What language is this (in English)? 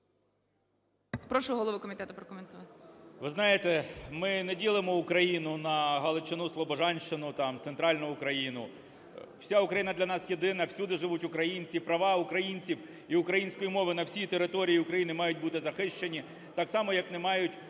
Ukrainian